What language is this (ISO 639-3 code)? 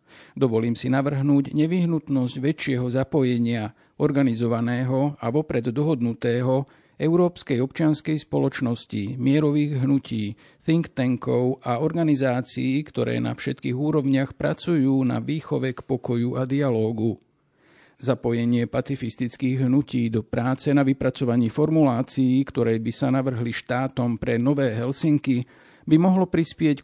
slk